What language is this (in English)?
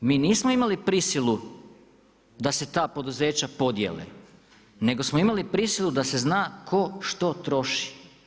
Croatian